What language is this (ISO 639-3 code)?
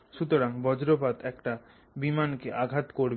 ben